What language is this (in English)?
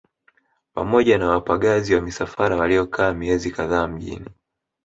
Swahili